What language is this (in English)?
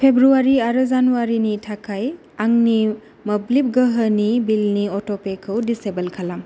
Bodo